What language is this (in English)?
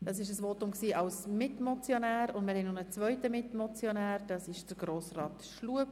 Swiss German